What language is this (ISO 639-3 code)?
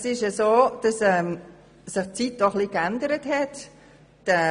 gsw